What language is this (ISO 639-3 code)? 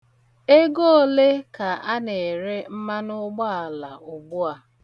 ibo